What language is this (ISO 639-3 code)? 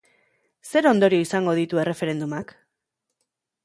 eus